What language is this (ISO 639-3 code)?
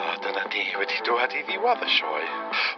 cym